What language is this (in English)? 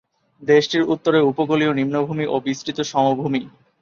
Bangla